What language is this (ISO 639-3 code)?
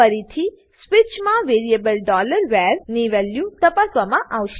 guj